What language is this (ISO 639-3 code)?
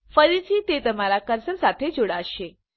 guj